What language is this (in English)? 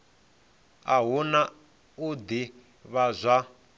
Venda